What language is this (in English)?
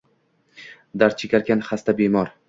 Uzbek